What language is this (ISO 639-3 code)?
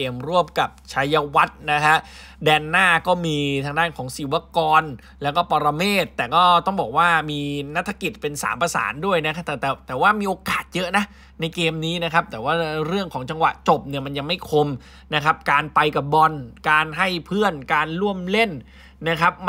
tha